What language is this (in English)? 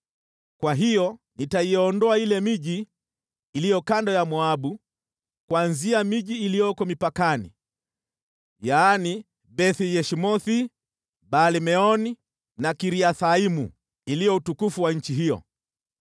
Swahili